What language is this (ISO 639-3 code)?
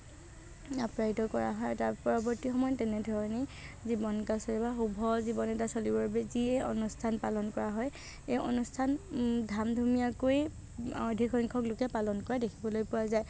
asm